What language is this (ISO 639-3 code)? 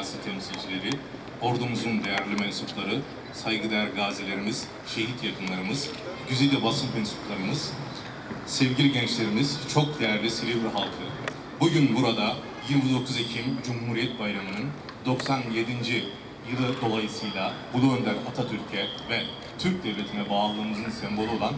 tur